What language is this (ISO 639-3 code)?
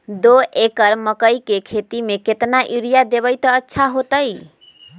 mag